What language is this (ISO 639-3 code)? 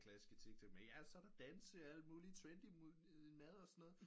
dan